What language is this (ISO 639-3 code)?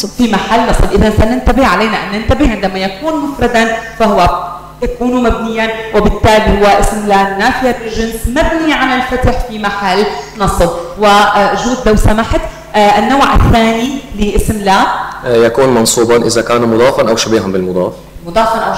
ara